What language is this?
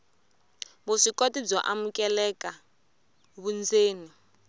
Tsonga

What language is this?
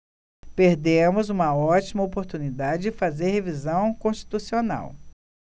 Portuguese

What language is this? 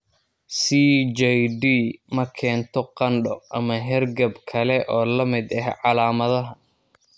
Somali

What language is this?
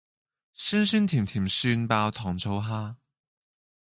Cantonese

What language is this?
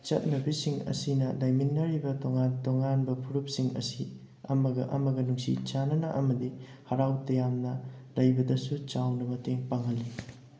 Manipuri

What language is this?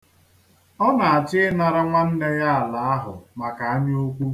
Igbo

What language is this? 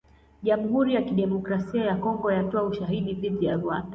Swahili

